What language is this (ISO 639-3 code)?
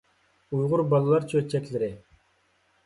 uig